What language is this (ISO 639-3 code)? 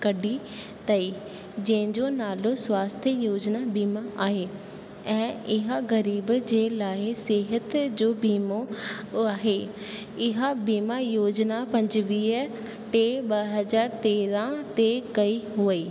snd